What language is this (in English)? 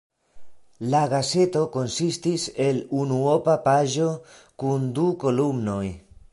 Esperanto